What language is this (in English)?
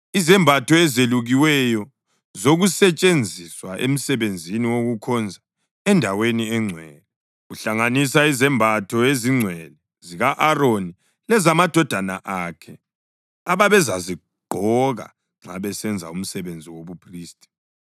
North Ndebele